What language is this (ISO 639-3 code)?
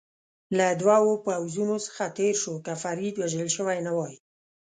pus